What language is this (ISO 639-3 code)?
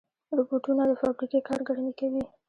pus